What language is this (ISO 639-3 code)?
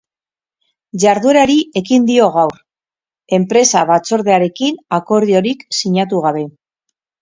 eus